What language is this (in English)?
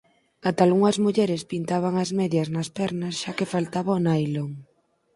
Galician